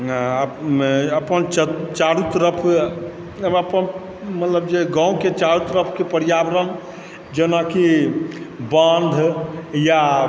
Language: Maithili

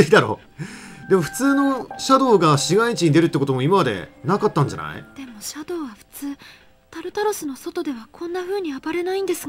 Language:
Japanese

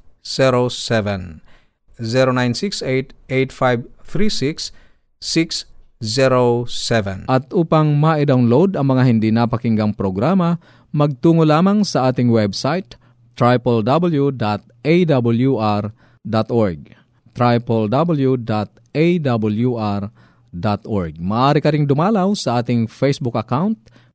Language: Filipino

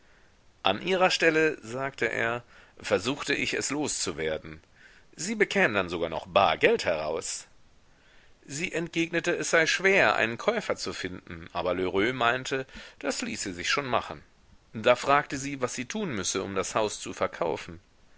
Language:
German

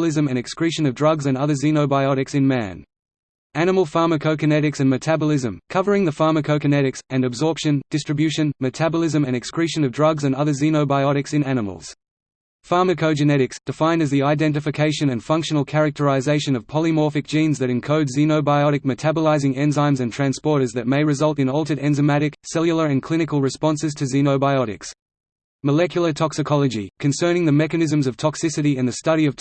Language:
English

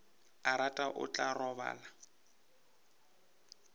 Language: Northern Sotho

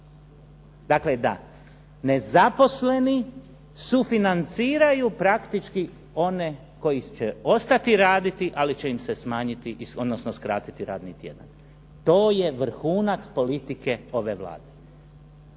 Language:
Croatian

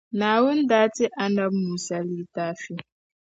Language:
Dagbani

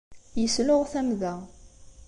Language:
Kabyle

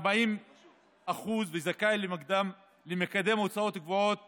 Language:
Hebrew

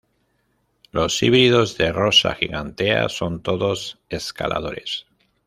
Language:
Spanish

